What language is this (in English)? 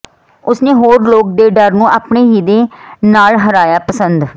Punjabi